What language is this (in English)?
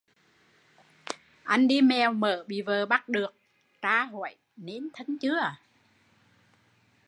Vietnamese